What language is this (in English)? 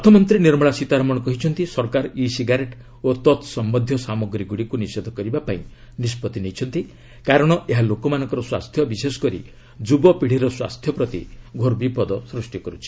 Odia